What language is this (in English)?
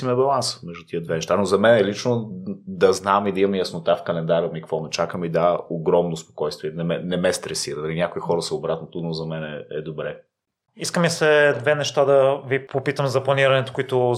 Bulgarian